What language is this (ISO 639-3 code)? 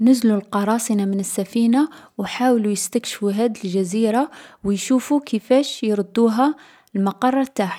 arq